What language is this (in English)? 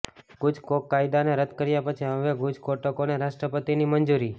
Gujarati